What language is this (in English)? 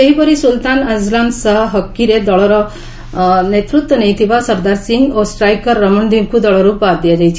Odia